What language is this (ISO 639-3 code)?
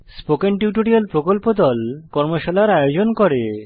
ben